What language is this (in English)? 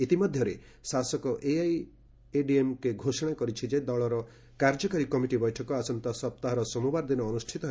Odia